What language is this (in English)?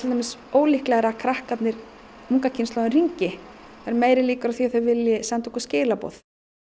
Icelandic